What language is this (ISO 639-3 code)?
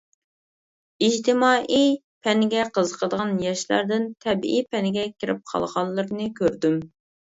uig